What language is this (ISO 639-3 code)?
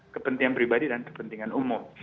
ind